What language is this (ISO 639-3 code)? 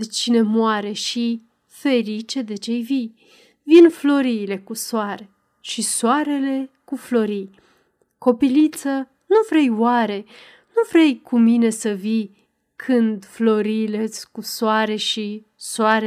ron